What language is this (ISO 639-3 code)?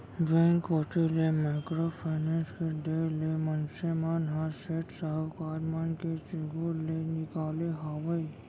hne